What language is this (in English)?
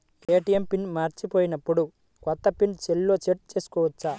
Telugu